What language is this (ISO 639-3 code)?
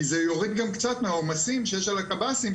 heb